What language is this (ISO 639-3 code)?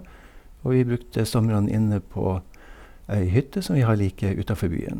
nor